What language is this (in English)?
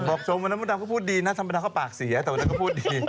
Thai